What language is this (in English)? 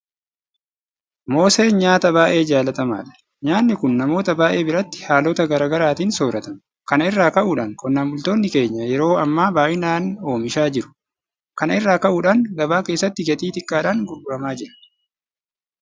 Oromo